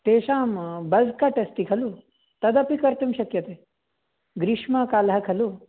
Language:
Sanskrit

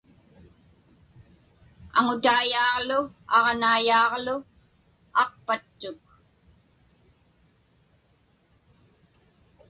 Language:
Inupiaq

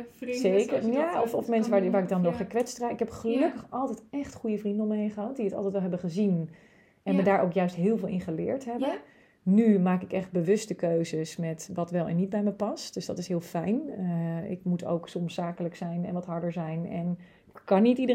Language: Dutch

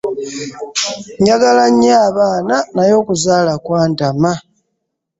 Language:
Ganda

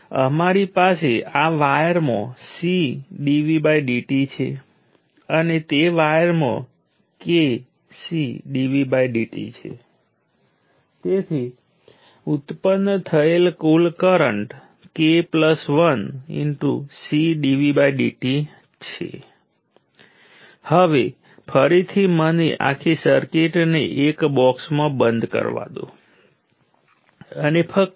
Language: Gujarati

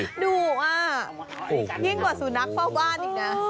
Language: Thai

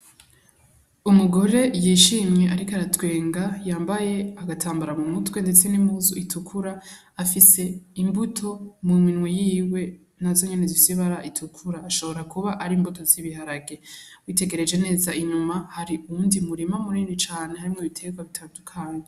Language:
Rundi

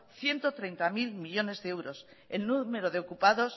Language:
Spanish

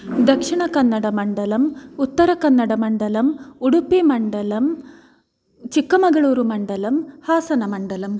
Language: Sanskrit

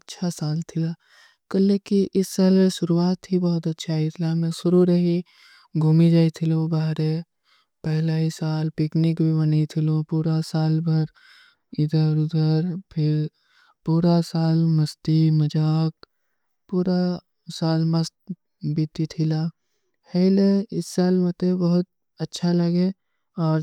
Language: Kui (India)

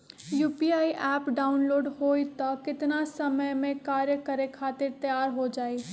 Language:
Magahi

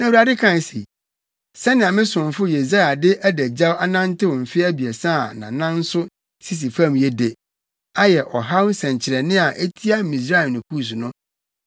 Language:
Akan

